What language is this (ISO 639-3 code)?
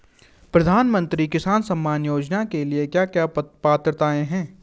hin